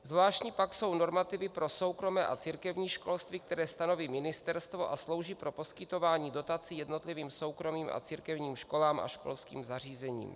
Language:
Czech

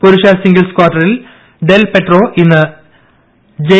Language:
Malayalam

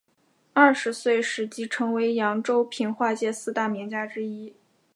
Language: Chinese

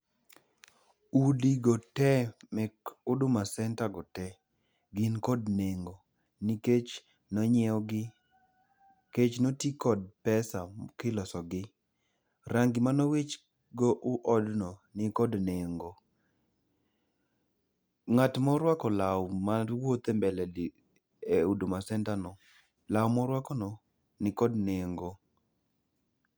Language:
Luo (Kenya and Tanzania)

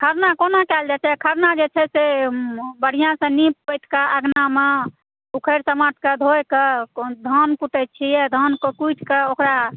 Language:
Maithili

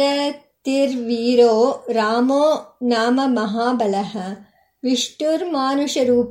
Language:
Kannada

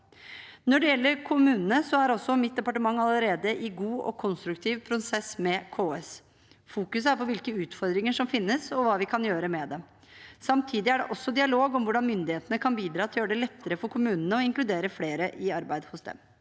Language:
Norwegian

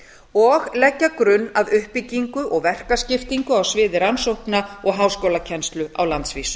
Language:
Icelandic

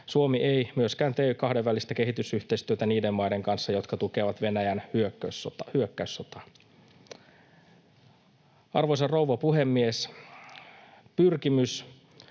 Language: Finnish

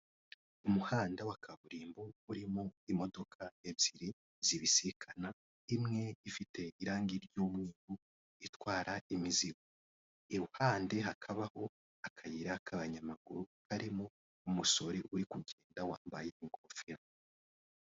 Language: Kinyarwanda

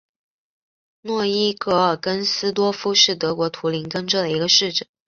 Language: Chinese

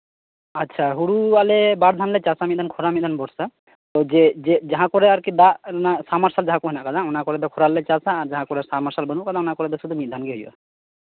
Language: Santali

